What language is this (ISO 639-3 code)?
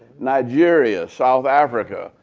eng